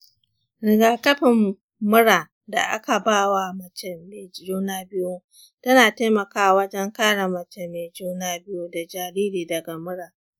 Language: Hausa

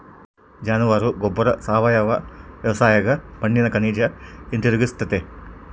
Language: Kannada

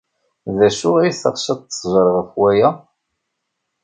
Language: Kabyle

